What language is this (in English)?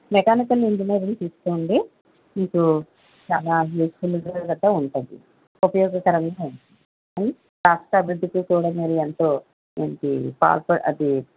Telugu